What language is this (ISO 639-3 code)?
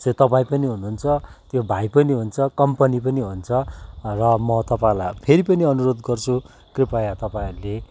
nep